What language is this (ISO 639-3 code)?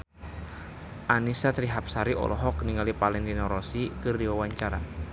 sun